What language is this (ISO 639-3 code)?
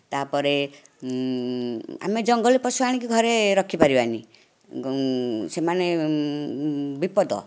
ori